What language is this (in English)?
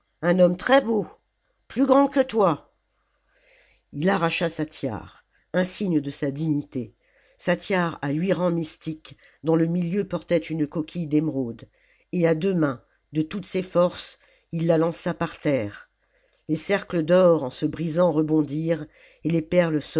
French